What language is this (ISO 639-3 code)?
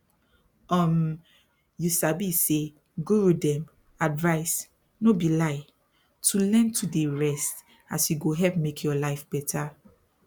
pcm